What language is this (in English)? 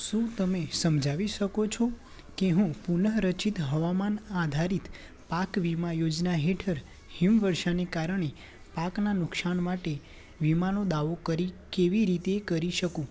Gujarati